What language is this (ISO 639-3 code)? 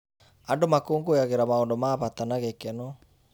kik